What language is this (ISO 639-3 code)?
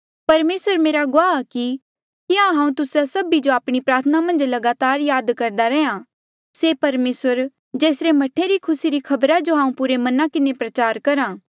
mjl